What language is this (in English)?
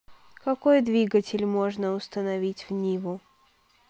Russian